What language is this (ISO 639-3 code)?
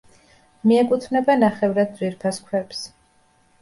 kat